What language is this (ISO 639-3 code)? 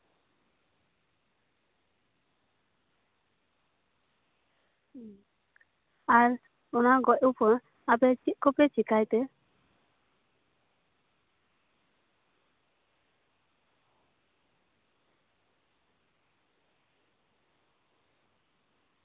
sat